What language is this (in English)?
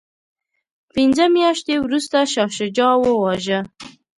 Pashto